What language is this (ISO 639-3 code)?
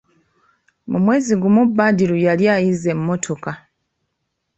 lug